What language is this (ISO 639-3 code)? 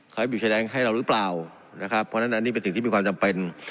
tha